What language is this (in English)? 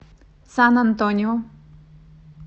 Russian